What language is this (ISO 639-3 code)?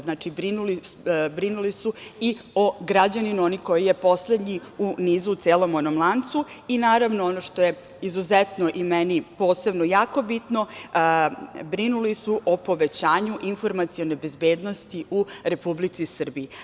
srp